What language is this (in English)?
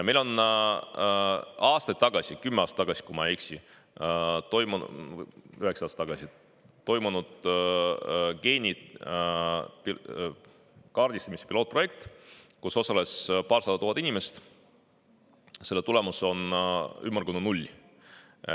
Estonian